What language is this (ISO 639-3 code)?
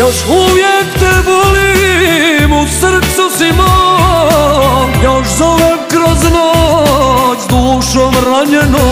bul